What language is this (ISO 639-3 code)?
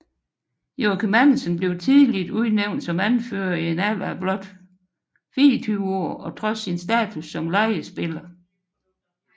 dan